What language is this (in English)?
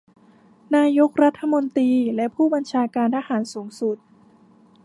Thai